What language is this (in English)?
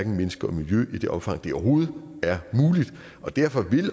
Danish